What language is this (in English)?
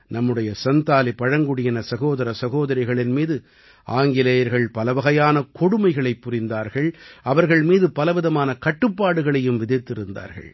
Tamil